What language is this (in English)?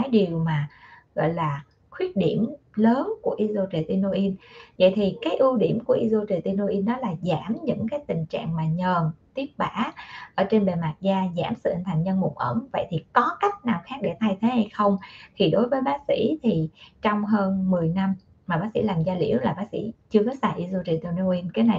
Vietnamese